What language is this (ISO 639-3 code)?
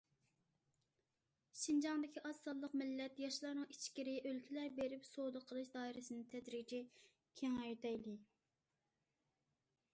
uig